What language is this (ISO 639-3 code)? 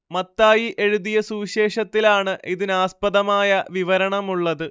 mal